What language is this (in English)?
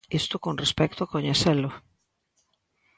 Galician